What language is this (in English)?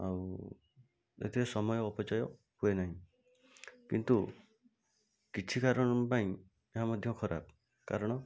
Odia